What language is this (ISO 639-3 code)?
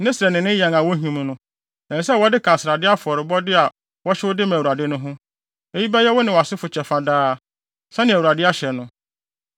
aka